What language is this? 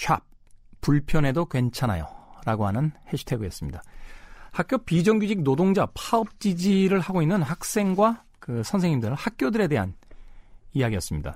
Korean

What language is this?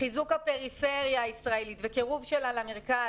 Hebrew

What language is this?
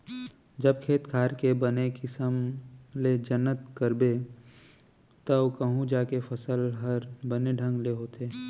Chhattisgarhi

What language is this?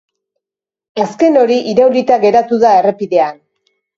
Basque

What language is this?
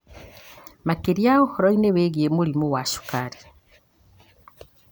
Kikuyu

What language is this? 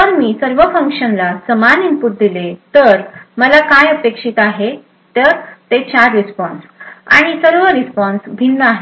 Marathi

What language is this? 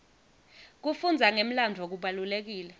Swati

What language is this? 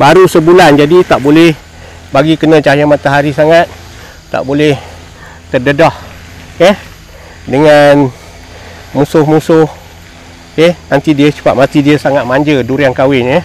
Malay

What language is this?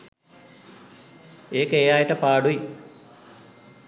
Sinhala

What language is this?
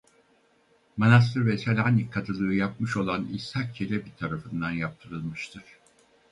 Turkish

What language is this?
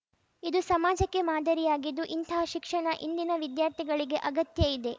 Kannada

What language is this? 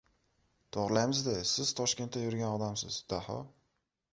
Uzbek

